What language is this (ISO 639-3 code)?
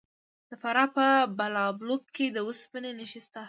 pus